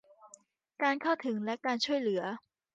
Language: Thai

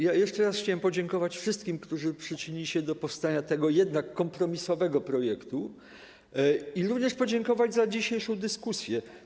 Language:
Polish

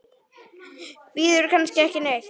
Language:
Icelandic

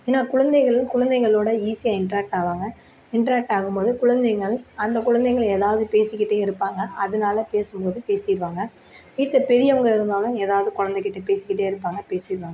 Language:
Tamil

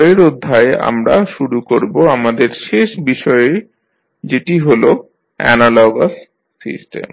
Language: Bangla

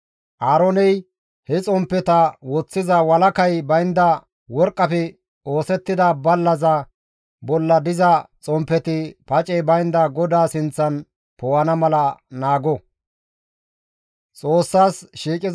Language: Gamo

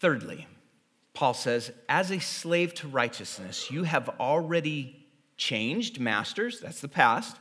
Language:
English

